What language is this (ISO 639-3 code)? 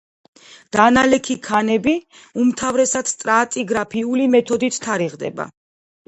kat